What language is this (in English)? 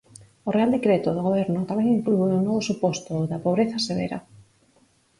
Galician